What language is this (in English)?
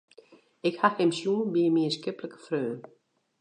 Western Frisian